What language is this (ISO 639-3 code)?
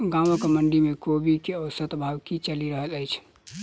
mai